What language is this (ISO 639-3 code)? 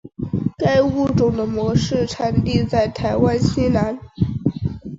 zho